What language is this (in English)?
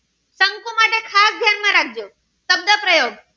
Gujarati